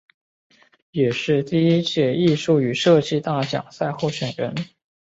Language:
Chinese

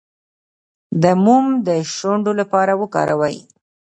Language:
Pashto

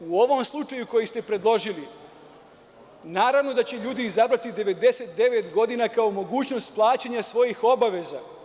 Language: Serbian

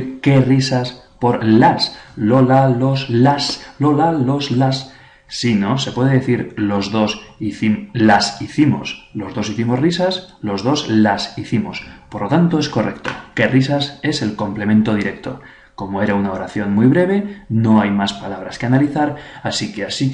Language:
Spanish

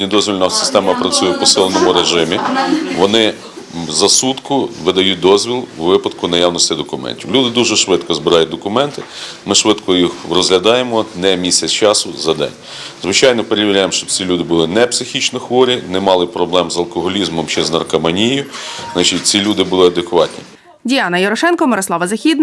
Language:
Ukrainian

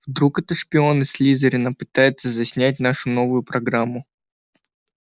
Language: Russian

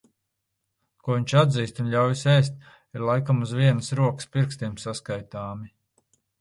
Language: Latvian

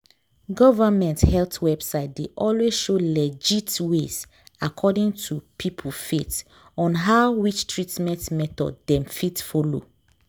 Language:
Nigerian Pidgin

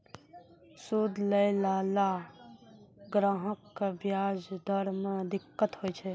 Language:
Maithili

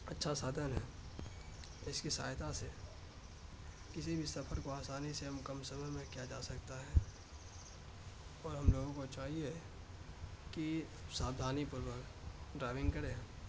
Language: Urdu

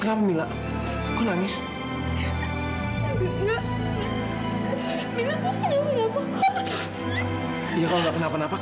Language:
Indonesian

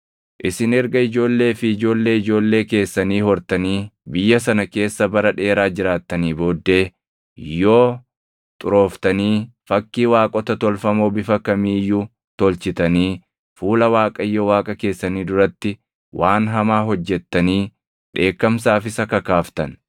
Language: Oromo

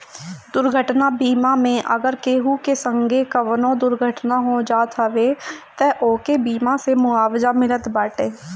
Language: Bhojpuri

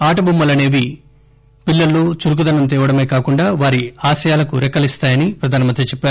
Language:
Telugu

